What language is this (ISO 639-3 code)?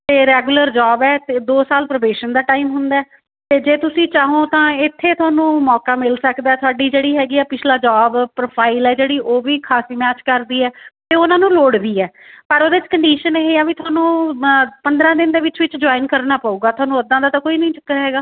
pan